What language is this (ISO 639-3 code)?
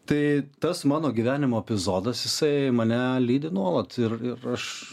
lit